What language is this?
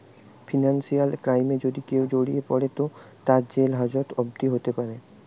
Bangla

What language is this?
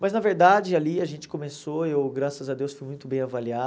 Portuguese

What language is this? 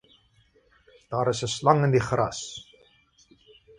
Afrikaans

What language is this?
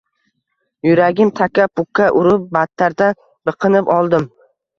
Uzbek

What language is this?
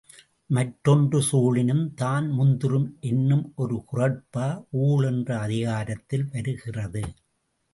Tamil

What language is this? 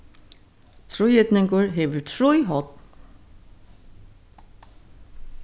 Faroese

